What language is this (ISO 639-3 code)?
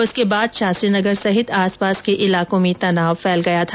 hin